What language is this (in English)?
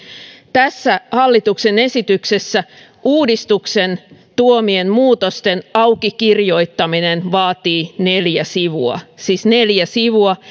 Finnish